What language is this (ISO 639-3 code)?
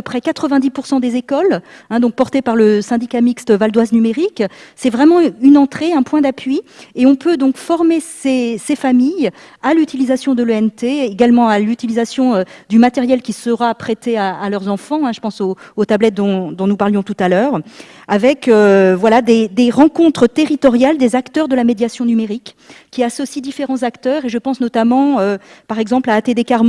fra